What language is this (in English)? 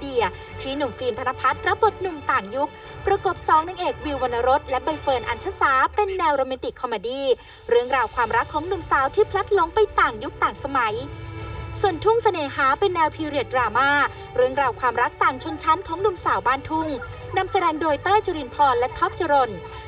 Thai